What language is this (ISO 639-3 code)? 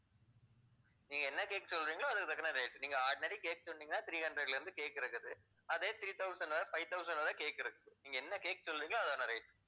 tam